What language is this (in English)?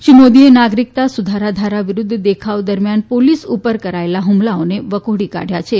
Gujarati